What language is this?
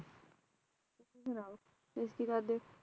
Punjabi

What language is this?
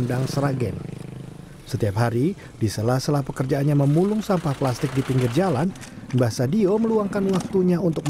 Indonesian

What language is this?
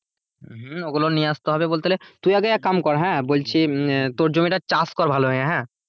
Bangla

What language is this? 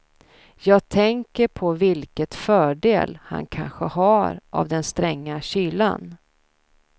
Swedish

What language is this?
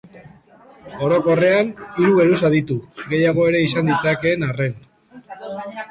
Basque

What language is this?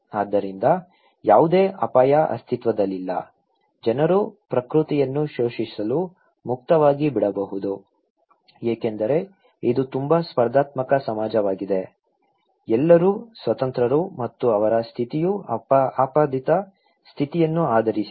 Kannada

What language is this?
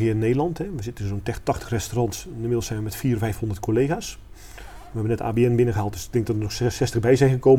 Dutch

